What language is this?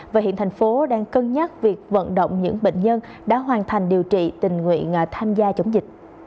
Vietnamese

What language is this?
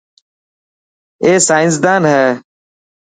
Dhatki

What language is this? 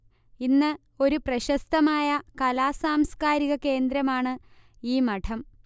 Malayalam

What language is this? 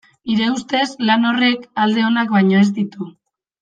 Basque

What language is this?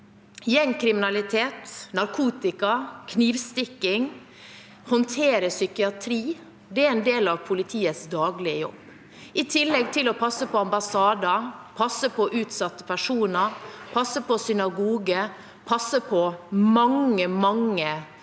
Norwegian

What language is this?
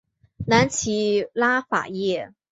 Chinese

